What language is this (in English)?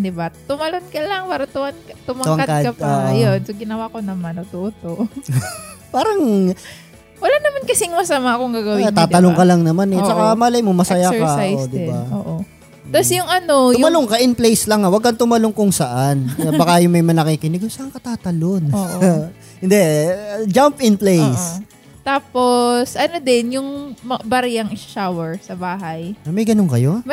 Filipino